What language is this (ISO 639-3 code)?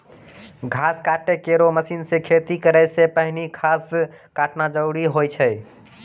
mai